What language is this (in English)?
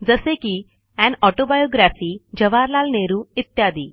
Marathi